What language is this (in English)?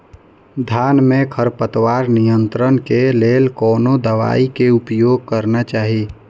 Maithili